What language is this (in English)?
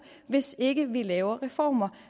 Danish